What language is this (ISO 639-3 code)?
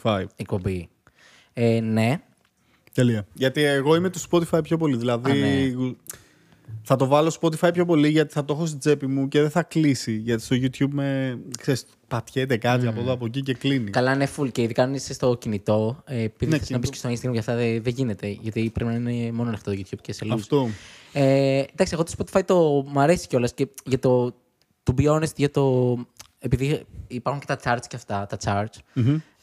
ell